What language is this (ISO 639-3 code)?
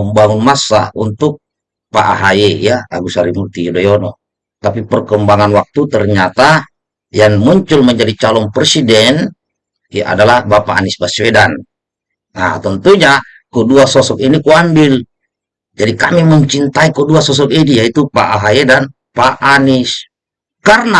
ind